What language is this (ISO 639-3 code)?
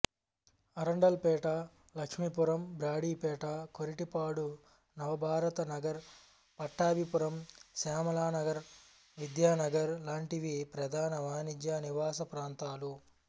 tel